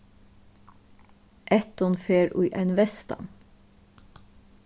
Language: Faroese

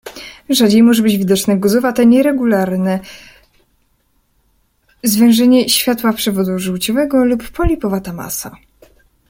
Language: Polish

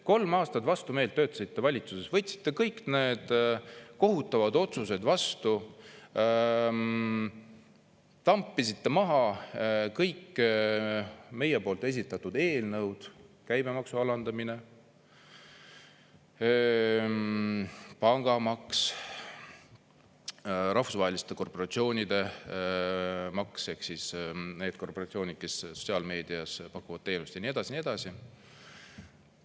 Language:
Estonian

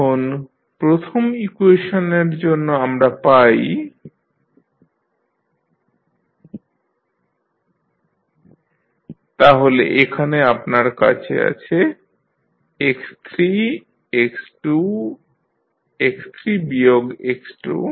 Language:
Bangla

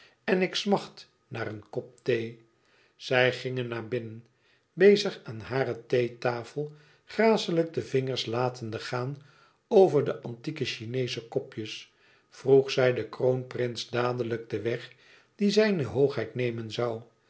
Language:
Dutch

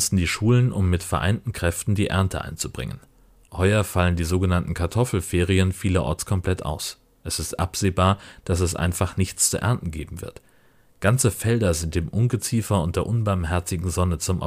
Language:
German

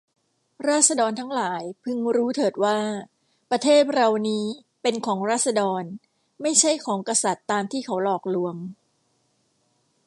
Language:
Thai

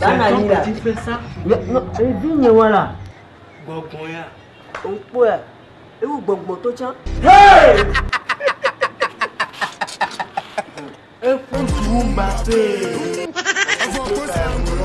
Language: French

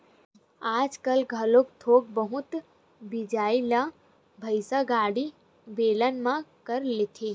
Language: Chhattisgarhi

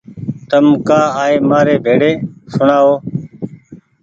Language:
Goaria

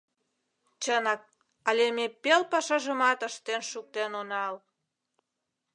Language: Mari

